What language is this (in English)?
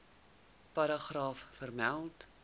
Afrikaans